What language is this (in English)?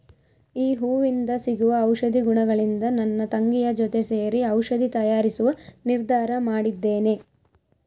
Kannada